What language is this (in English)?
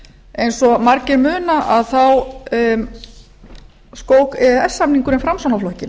Icelandic